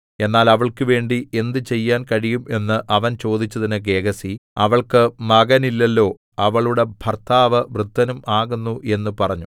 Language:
Malayalam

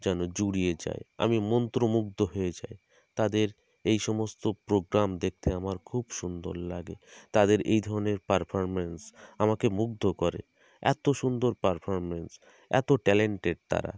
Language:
Bangla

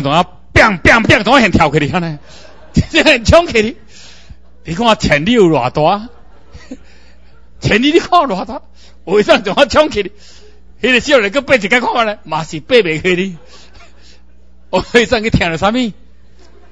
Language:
Chinese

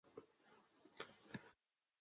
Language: Japanese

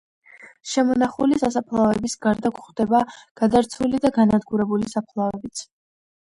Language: Georgian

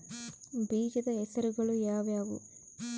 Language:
Kannada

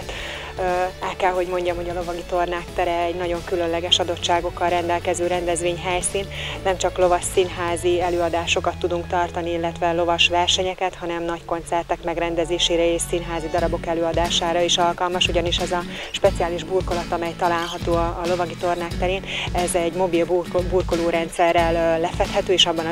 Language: Hungarian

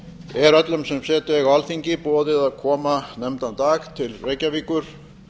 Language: Icelandic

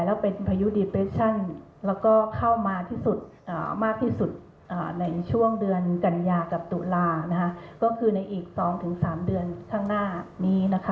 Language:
Thai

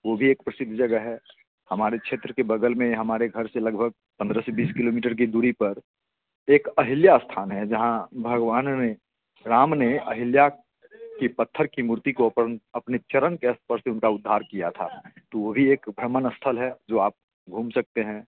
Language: Hindi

